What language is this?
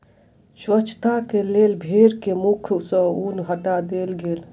Maithili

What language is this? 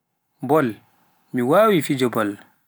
Pular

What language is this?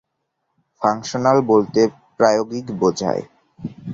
Bangla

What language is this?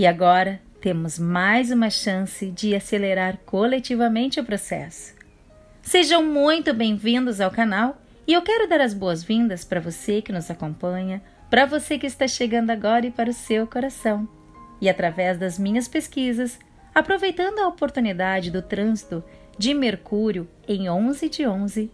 Portuguese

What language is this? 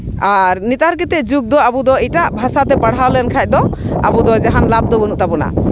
Santali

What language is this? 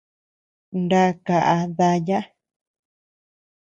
Tepeuxila Cuicatec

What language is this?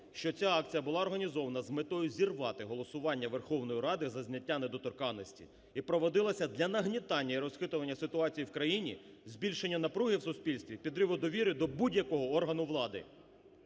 Ukrainian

